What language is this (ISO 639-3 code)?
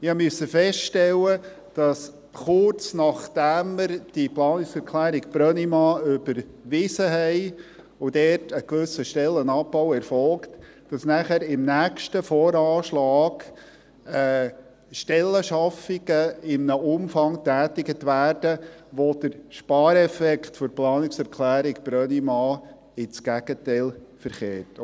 gsw